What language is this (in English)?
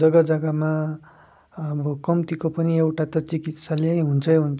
Nepali